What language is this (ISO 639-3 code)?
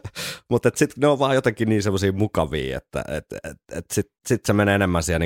fin